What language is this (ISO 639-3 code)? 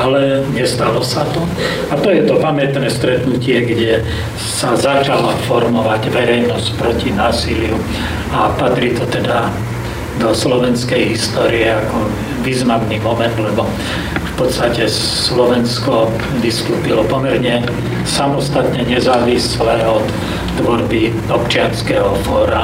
slk